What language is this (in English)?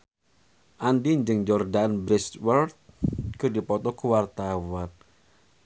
Sundanese